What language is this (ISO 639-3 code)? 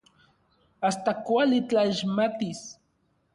nlv